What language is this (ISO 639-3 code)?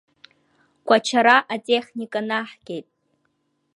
abk